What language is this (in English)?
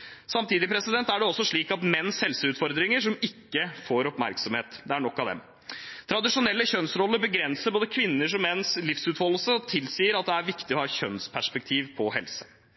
Norwegian Bokmål